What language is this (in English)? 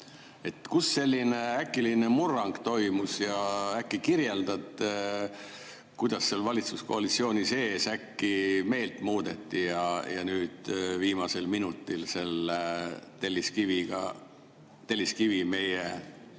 Estonian